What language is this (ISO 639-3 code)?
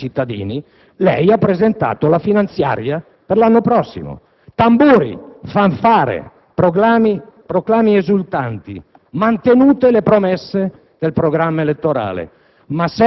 ita